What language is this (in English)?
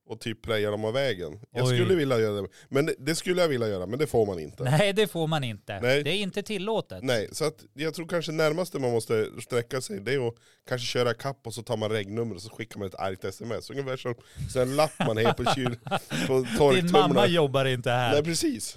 Swedish